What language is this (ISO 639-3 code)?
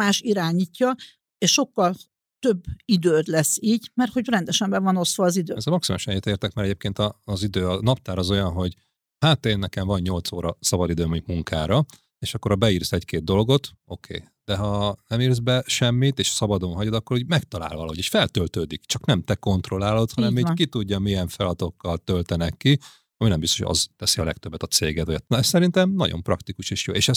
hun